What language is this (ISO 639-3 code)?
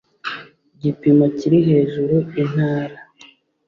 kin